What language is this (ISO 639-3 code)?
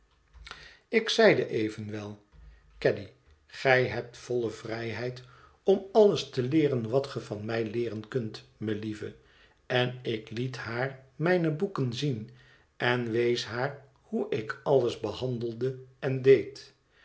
nld